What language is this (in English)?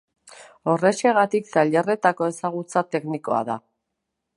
Basque